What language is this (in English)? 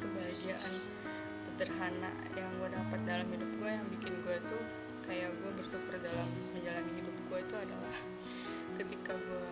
Indonesian